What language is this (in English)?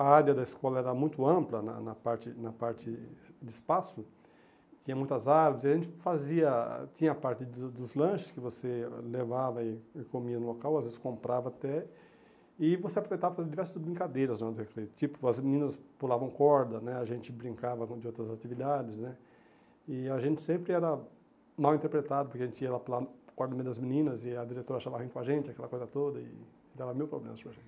Portuguese